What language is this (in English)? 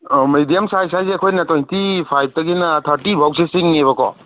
Manipuri